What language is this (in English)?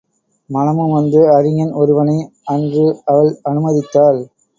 Tamil